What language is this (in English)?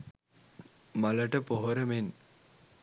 Sinhala